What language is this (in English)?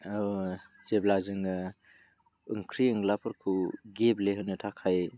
Bodo